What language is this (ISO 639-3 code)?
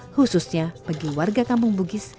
ind